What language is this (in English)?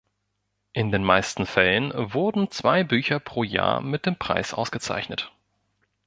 German